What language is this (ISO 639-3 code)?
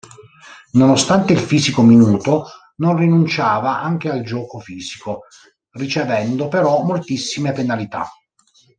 ita